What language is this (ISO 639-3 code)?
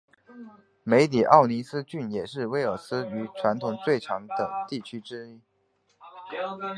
zho